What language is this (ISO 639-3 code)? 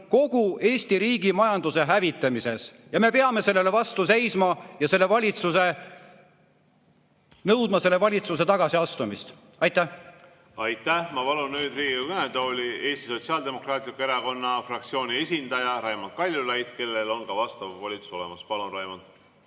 est